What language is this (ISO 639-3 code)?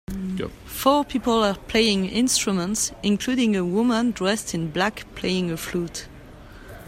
eng